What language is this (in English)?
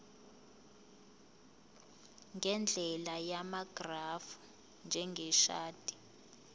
Zulu